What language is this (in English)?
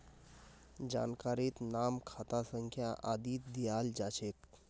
Magahi